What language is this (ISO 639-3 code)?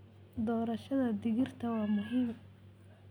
som